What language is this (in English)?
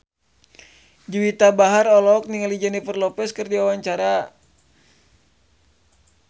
Sundanese